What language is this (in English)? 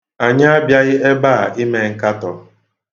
Igbo